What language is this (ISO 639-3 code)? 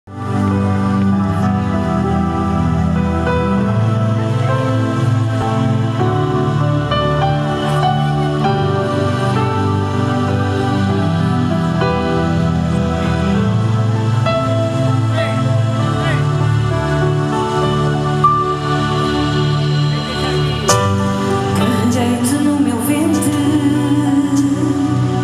por